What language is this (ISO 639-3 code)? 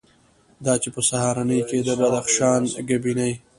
pus